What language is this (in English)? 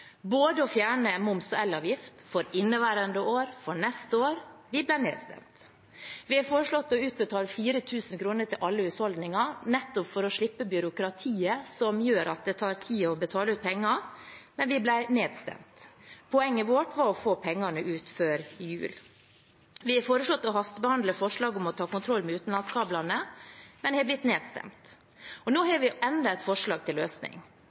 Norwegian Bokmål